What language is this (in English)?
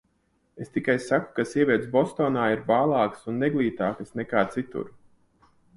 Latvian